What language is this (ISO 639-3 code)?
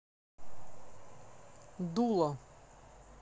rus